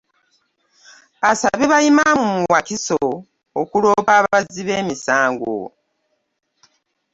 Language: Ganda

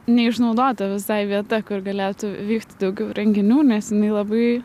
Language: Lithuanian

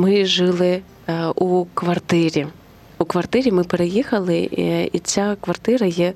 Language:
Ukrainian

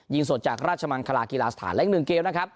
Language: Thai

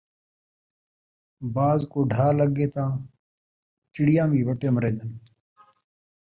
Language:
Saraiki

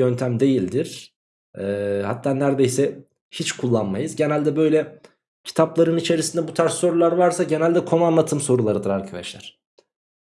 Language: Turkish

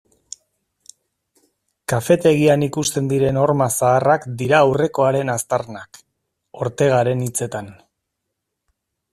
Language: Basque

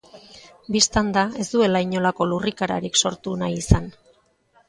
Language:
Basque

